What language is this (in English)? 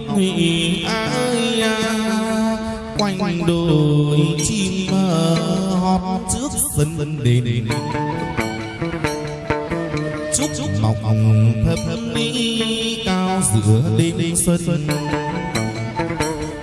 Vietnamese